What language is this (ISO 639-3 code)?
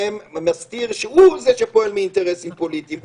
heb